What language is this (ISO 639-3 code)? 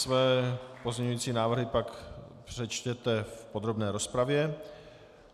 ces